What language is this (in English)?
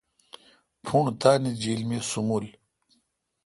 Kalkoti